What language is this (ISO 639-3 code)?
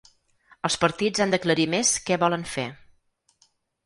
cat